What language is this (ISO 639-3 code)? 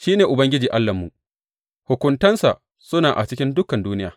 hau